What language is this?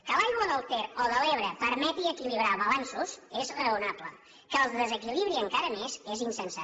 Catalan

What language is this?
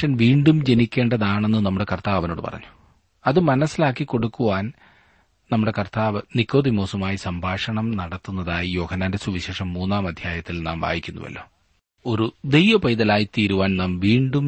Malayalam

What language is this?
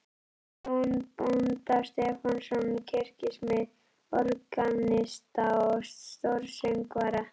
Icelandic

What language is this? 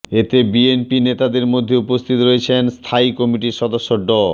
Bangla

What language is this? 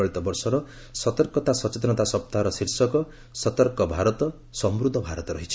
Odia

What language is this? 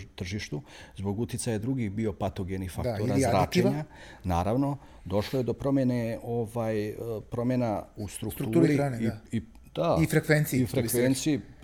Croatian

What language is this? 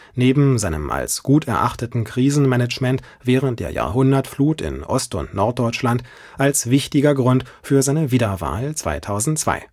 German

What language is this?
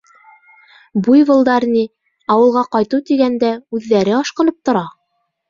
Bashkir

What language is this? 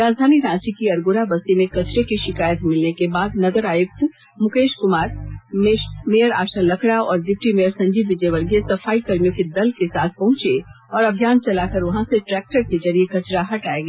Hindi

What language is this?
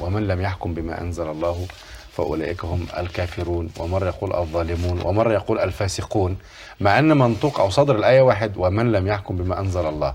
Arabic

